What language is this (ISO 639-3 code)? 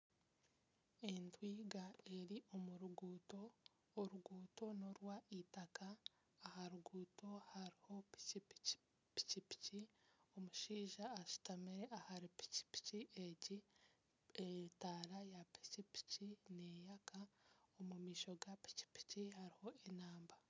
nyn